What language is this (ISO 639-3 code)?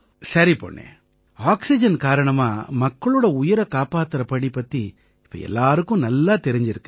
tam